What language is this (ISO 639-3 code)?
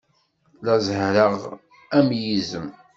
kab